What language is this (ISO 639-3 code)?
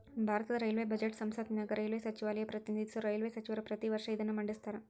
kan